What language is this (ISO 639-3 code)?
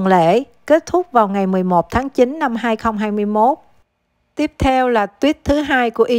vie